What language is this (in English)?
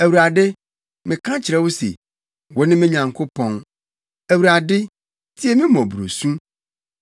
Akan